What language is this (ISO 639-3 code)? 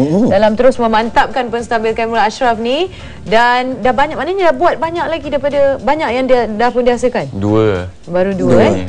msa